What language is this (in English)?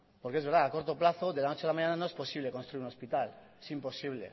Spanish